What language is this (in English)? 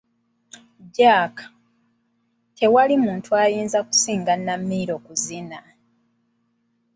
Ganda